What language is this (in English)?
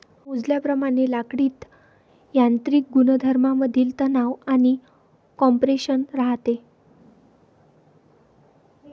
Marathi